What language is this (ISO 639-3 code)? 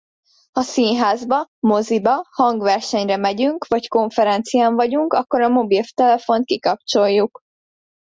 hun